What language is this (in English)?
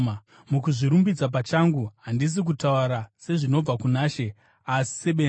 Shona